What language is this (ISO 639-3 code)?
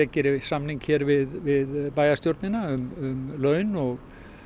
isl